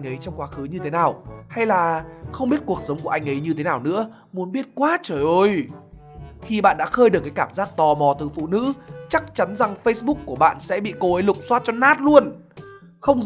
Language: Vietnamese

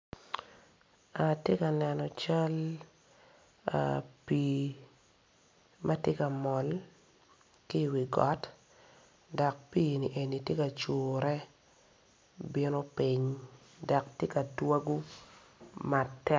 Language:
Acoli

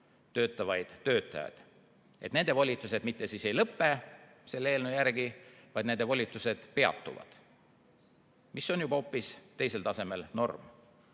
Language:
Estonian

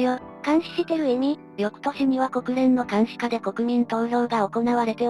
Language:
Japanese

